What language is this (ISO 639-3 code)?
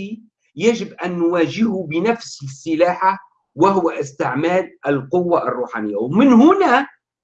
ara